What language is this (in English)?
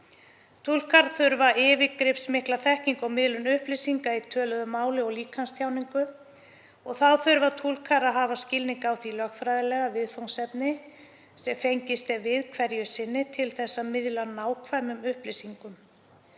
Icelandic